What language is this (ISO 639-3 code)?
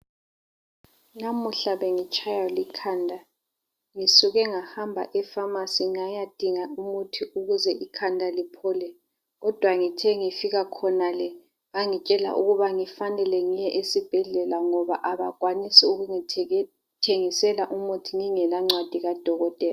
nde